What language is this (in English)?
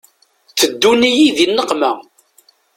Kabyle